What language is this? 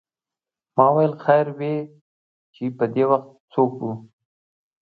Pashto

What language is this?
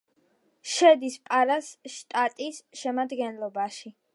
Georgian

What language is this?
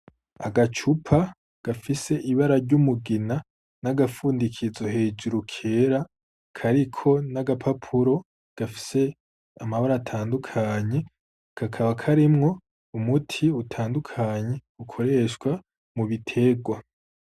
Rundi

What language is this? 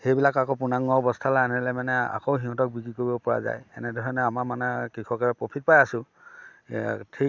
Assamese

